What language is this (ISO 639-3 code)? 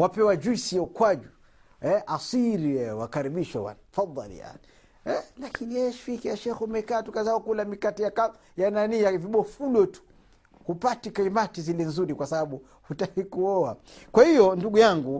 swa